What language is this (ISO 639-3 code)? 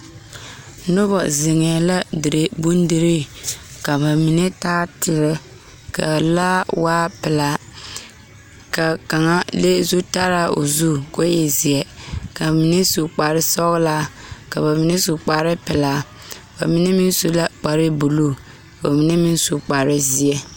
dga